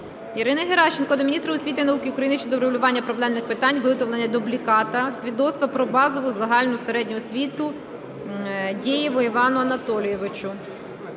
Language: Ukrainian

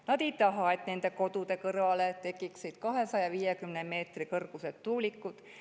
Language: Estonian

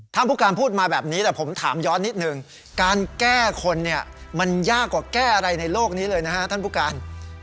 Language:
Thai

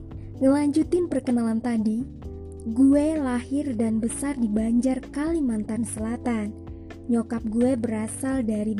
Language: Indonesian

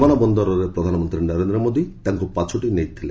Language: Odia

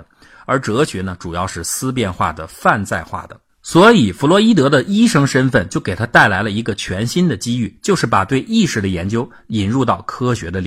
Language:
Chinese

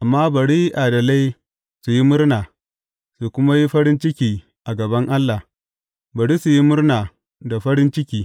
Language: Hausa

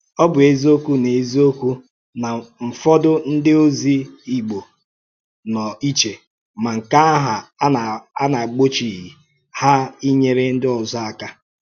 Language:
Igbo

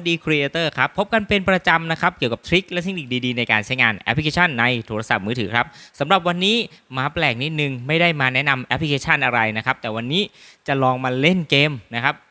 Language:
Thai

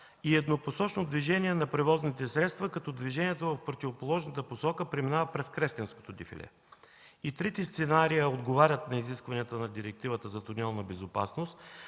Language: Bulgarian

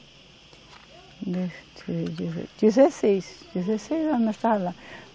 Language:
Portuguese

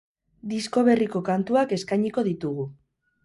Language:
Basque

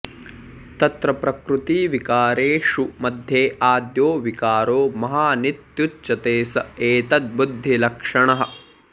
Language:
Sanskrit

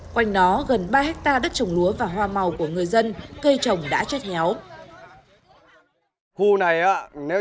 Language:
Vietnamese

